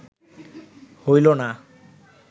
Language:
Bangla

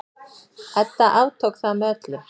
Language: Icelandic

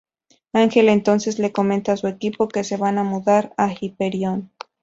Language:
Spanish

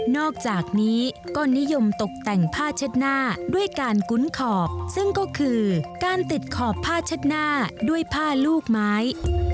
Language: Thai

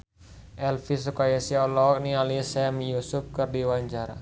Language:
Sundanese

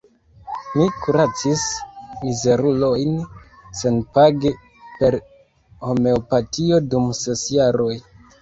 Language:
Esperanto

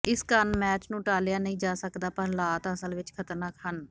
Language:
Punjabi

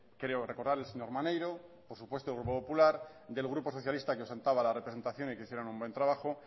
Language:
Spanish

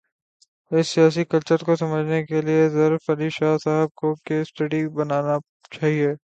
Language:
Urdu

